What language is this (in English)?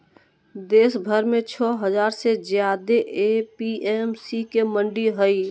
Magahi